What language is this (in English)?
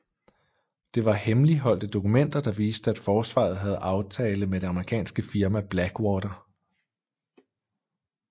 Danish